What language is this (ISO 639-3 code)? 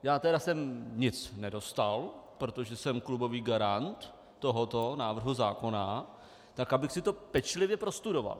ces